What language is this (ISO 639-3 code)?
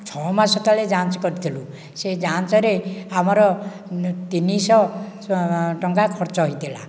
ori